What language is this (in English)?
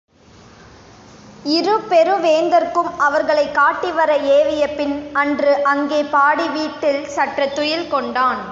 Tamil